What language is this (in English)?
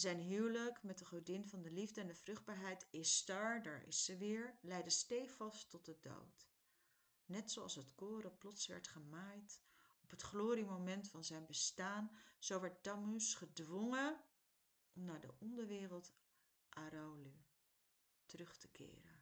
Dutch